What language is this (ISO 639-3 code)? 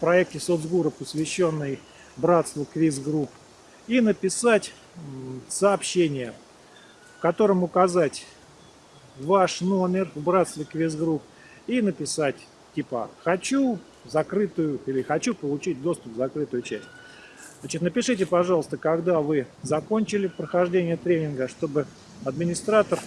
rus